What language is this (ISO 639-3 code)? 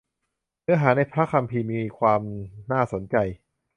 tha